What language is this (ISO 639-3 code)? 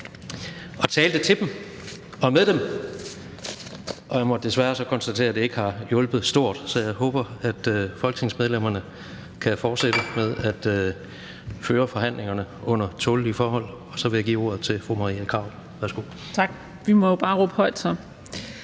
dan